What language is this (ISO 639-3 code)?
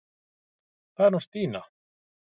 isl